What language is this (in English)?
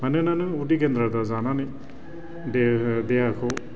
Bodo